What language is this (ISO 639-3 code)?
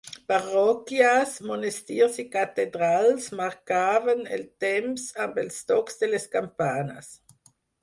cat